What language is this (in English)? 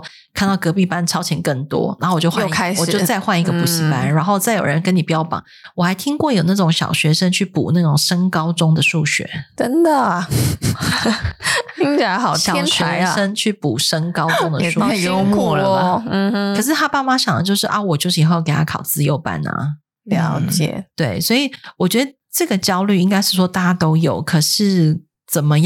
Chinese